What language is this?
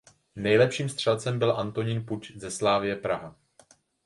Czech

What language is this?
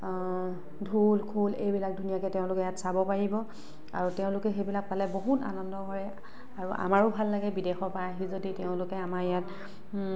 Assamese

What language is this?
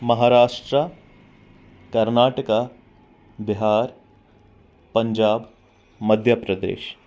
Kashmiri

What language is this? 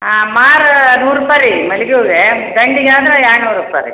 Kannada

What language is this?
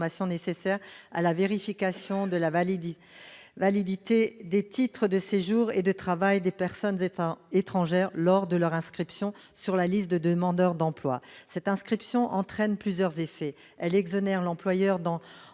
French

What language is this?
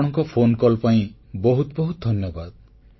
Odia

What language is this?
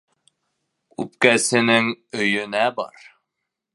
Bashkir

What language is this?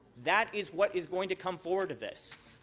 English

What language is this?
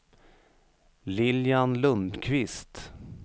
Swedish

